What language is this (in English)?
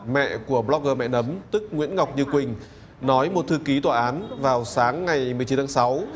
Vietnamese